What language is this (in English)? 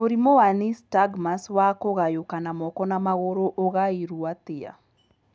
Kikuyu